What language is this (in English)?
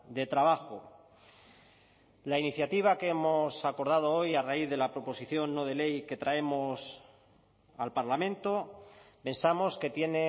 Spanish